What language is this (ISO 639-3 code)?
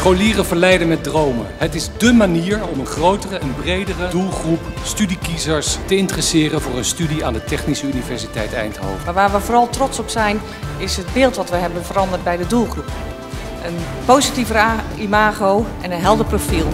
nld